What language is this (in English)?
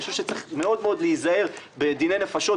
Hebrew